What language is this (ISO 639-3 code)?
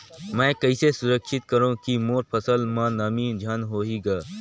hne